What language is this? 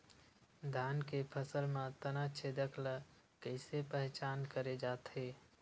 Chhattisgarhi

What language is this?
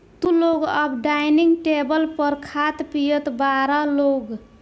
Bhojpuri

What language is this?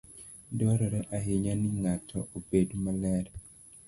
Luo (Kenya and Tanzania)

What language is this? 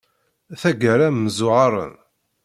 Kabyle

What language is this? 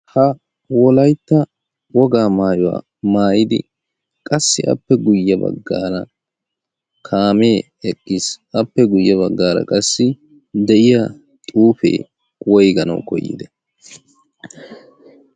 Wolaytta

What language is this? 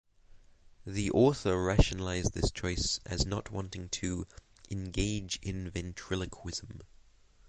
English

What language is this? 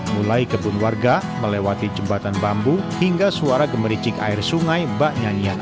Indonesian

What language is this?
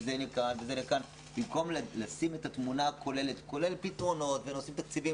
Hebrew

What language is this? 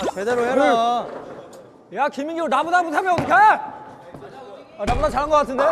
Korean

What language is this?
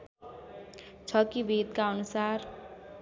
Nepali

